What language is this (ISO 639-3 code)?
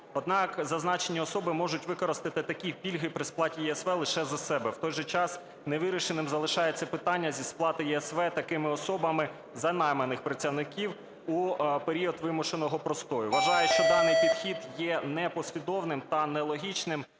ukr